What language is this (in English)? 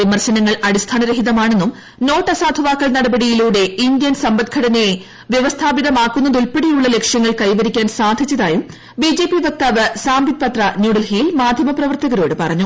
Malayalam